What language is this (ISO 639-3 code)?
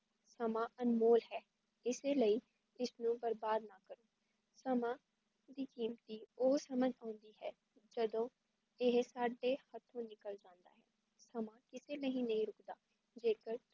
pan